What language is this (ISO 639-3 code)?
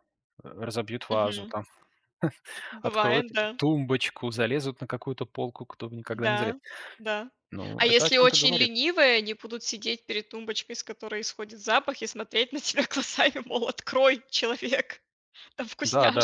rus